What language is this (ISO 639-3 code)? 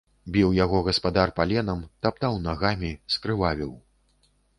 bel